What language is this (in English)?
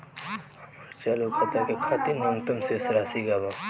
Bhojpuri